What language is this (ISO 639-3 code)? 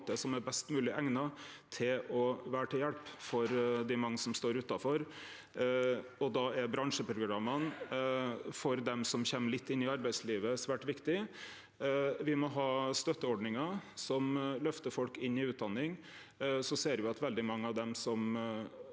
nor